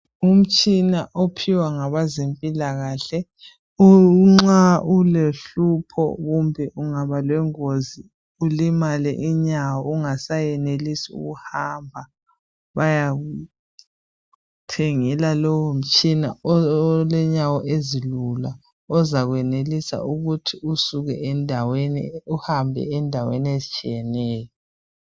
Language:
North Ndebele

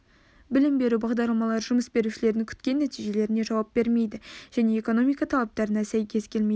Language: Kazakh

